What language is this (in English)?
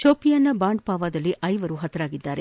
Kannada